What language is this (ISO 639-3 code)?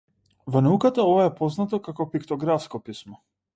mkd